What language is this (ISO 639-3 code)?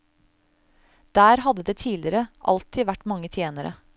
nor